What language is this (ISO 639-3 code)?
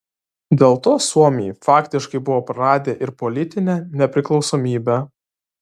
lit